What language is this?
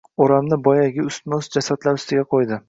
Uzbek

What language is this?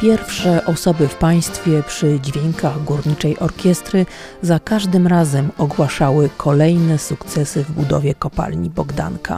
Polish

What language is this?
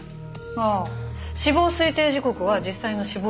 Japanese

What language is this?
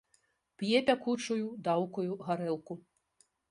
Belarusian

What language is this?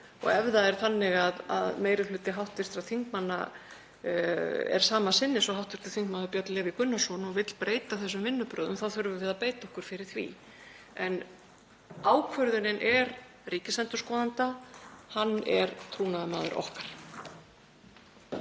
Icelandic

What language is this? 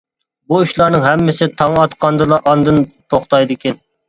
Uyghur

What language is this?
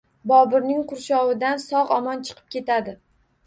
Uzbek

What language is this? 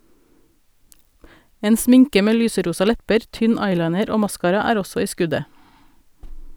Norwegian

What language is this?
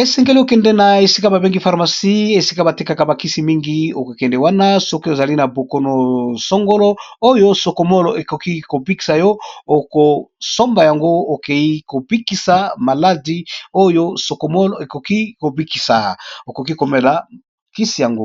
Lingala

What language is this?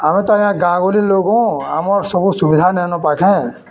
Odia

